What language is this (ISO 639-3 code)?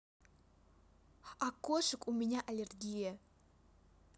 rus